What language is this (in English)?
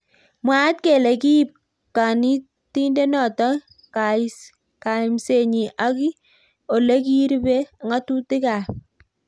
Kalenjin